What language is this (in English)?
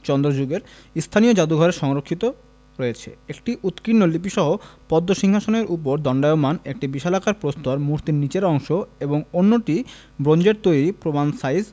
Bangla